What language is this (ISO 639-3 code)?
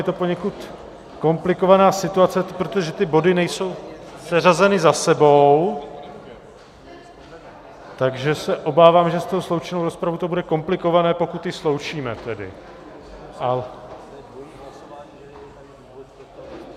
ces